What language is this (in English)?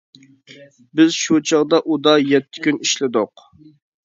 Uyghur